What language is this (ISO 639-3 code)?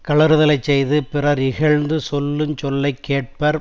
tam